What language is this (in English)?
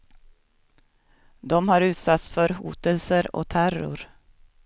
Swedish